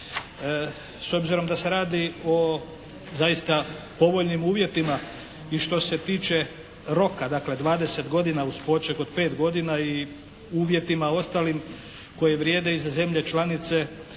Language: Croatian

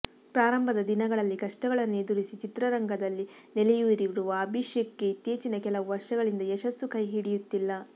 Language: Kannada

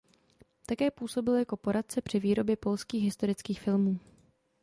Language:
Czech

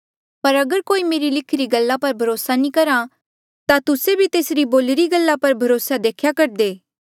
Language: Mandeali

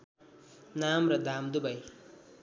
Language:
Nepali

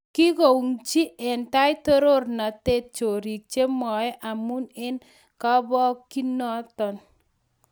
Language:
Kalenjin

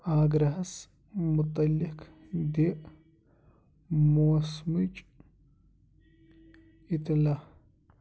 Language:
Kashmiri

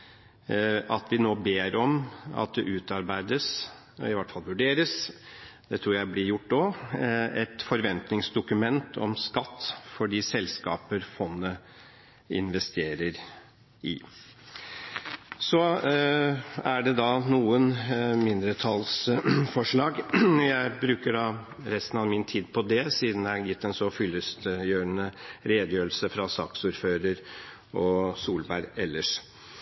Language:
Norwegian Bokmål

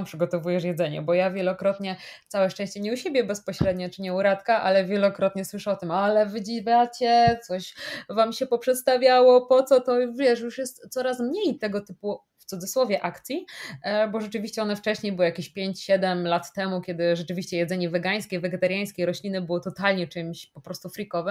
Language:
Polish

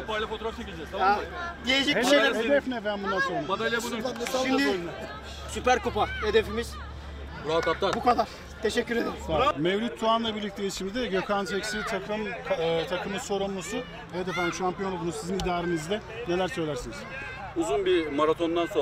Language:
Turkish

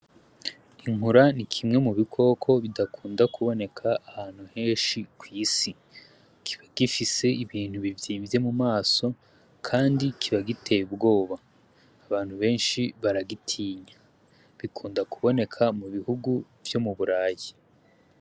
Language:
Rundi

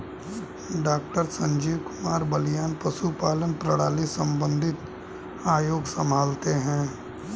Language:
Hindi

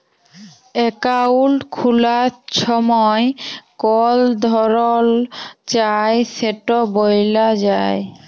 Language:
Bangla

